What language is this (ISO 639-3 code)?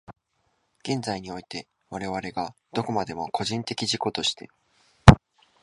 jpn